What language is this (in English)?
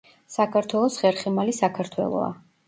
Georgian